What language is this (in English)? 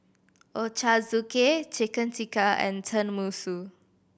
English